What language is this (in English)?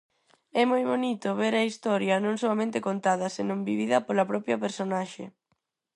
Galician